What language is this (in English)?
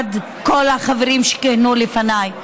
Hebrew